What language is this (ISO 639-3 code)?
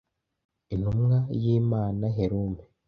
kin